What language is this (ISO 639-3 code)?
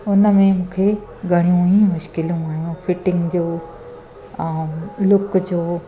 snd